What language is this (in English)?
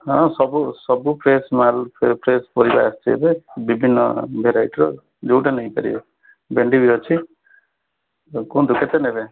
Odia